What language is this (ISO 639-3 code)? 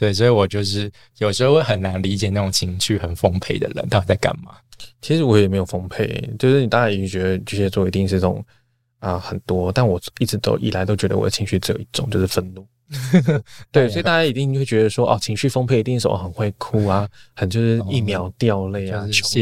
zho